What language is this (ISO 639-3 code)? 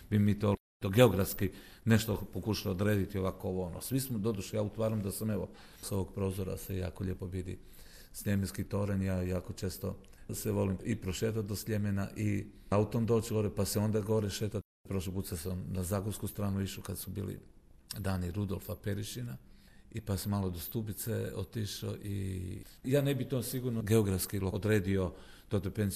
hrv